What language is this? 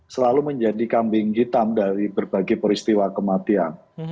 Indonesian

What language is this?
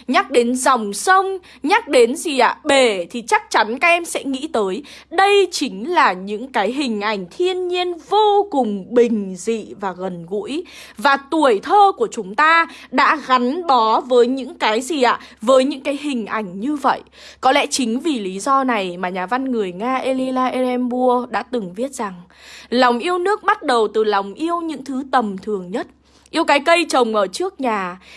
Vietnamese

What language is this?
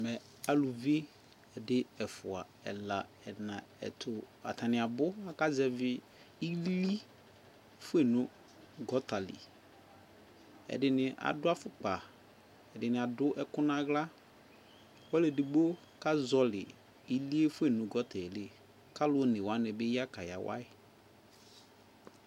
Ikposo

